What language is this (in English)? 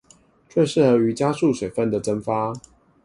Chinese